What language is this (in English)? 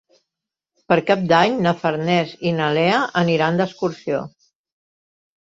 Catalan